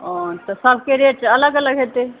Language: Maithili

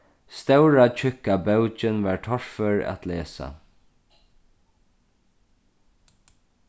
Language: Faroese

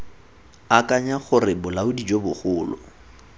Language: Tswana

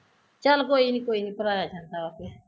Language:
Punjabi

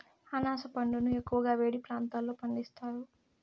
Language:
Telugu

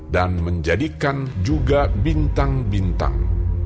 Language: Indonesian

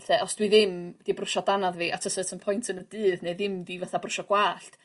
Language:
Welsh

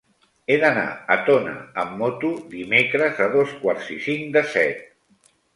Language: Catalan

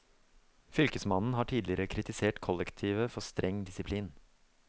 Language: Norwegian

